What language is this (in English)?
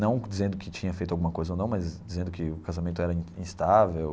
Portuguese